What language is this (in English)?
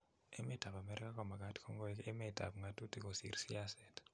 Kalenjin